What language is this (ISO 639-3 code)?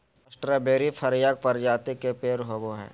mag